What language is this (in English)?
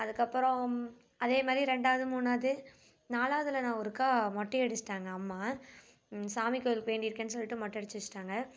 Tamil